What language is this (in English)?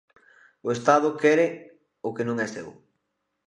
Galician